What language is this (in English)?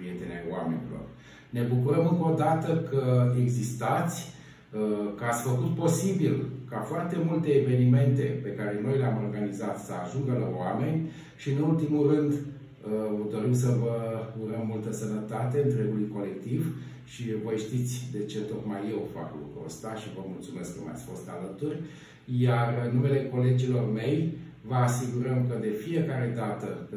Romanian